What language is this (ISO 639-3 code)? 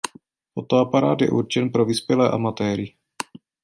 ces